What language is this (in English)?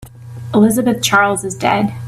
English